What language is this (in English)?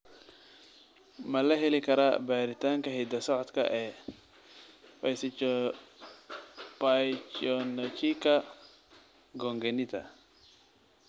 Somali